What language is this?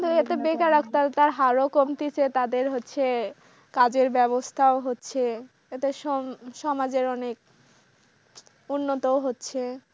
Bangla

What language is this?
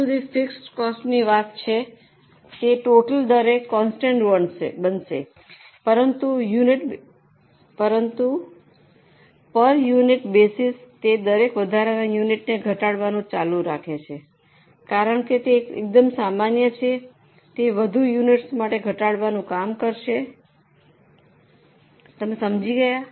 Gujarati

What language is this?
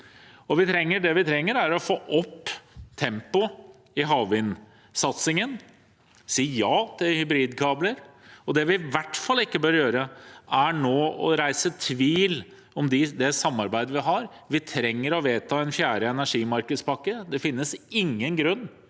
Norwegian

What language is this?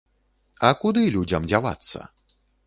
Belarusian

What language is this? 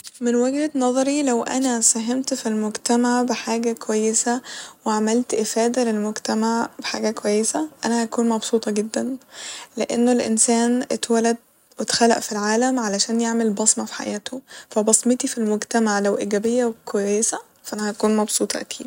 Egyptian Arabic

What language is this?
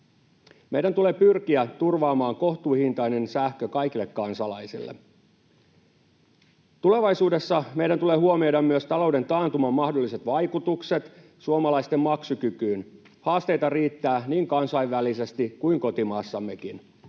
Finnish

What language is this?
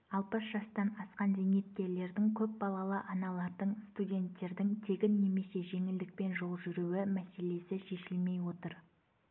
Kazakh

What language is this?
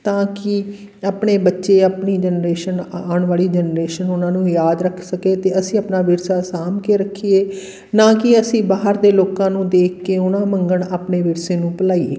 Punjabi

